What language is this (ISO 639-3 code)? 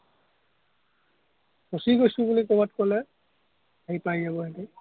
asm